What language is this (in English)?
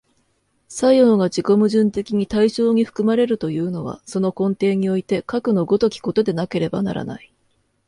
Japanese